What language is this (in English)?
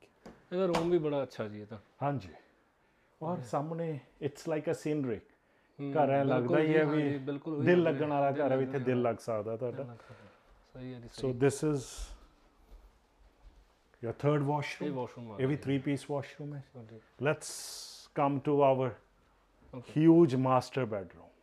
Punjabi